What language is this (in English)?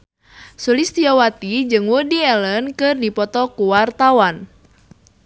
Sundanese